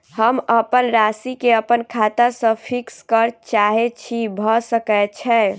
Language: Maithili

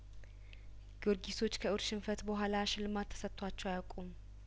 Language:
Amharic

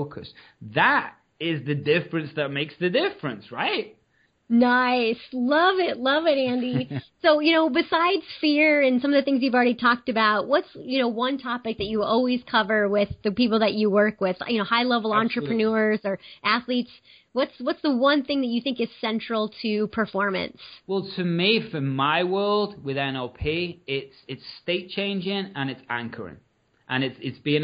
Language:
English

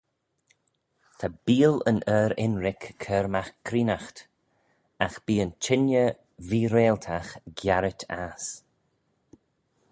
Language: Manx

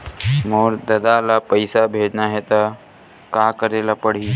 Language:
Chhattisgarhi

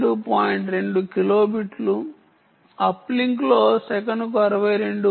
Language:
Telugu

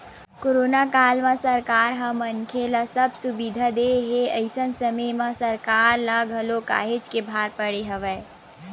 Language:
Chhattisgarhi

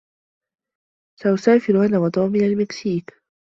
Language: Arabic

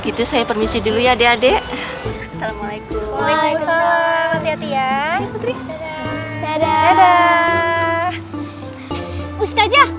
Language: Indonesian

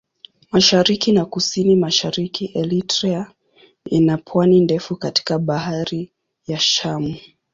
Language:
Swahili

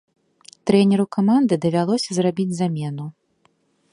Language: Belarusian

